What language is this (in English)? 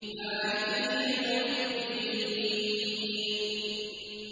Arabic